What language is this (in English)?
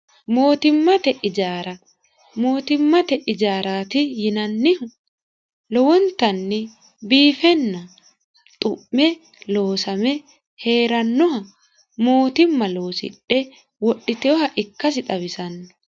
Sidamo